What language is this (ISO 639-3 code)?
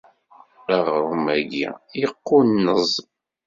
kab